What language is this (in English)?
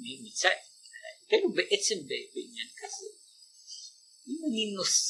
Hebrew